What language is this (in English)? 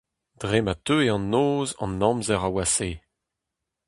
Breton